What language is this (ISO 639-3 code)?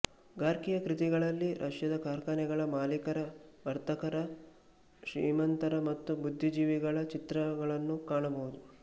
kan